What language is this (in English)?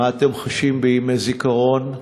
Hebrew